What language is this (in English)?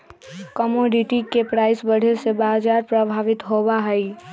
Magahi